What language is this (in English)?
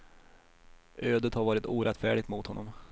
Swedish